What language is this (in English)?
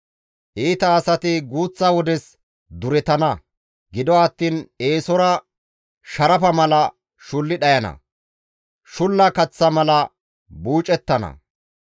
Gamo